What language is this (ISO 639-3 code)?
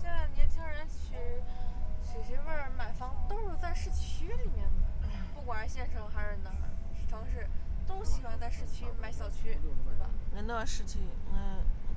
zho